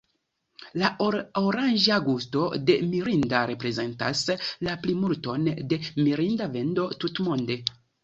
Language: Esperanto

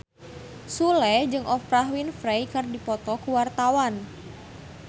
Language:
Sundanese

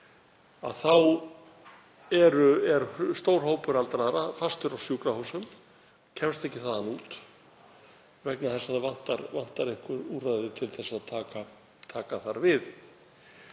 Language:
Icelandic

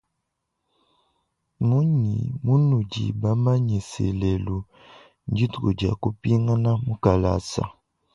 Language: Luba-Lulua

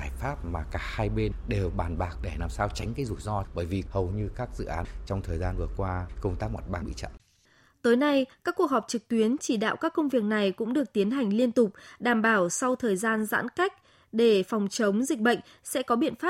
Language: Vietnamese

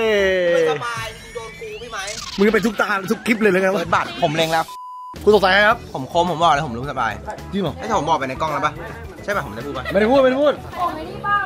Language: Thai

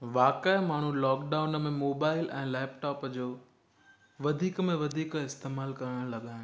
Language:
Sindhi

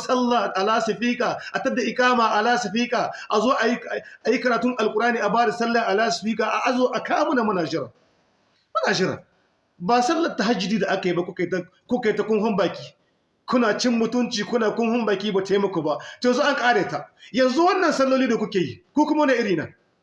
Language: Hausa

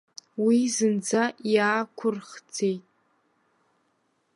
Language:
Abkhazian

